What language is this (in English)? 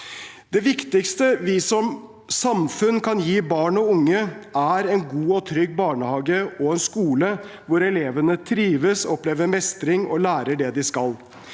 Norwegian